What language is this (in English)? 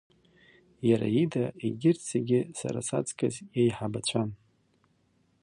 Abkhazian